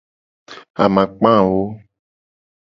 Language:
Gen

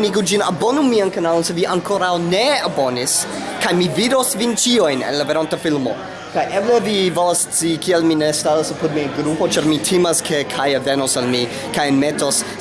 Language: Italian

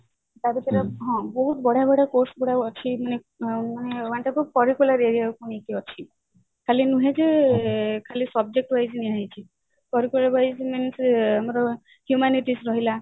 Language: Odia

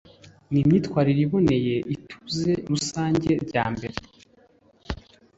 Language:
Kinyarwanda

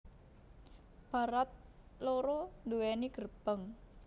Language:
Javanese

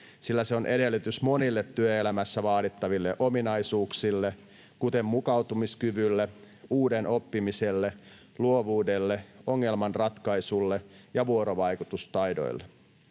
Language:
Finnish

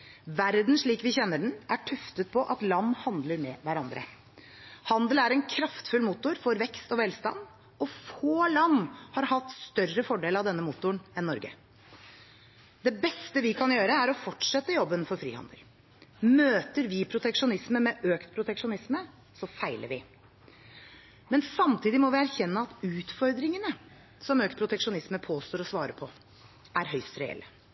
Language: Norwegian Bokmål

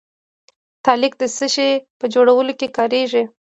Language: Pashto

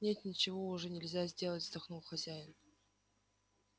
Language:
Russian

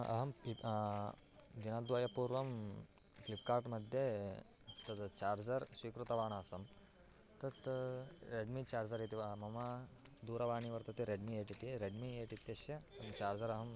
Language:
Sanskrit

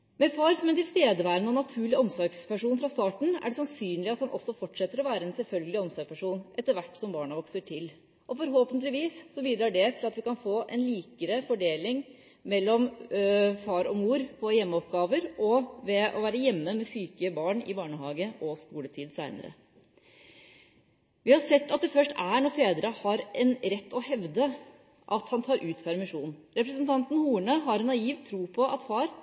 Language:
Norwegian Bokmål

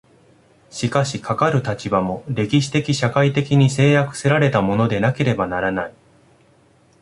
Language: Japanese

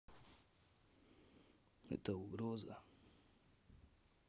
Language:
Russian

